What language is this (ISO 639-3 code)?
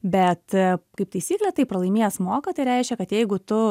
lit